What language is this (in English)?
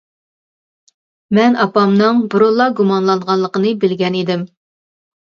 Uyghur